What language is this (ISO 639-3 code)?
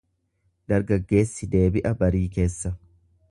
orm